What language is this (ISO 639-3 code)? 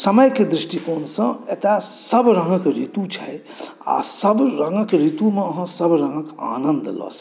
mai